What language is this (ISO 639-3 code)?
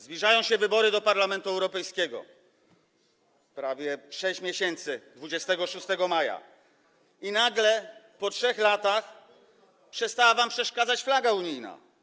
pol